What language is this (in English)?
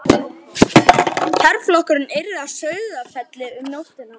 Icelandic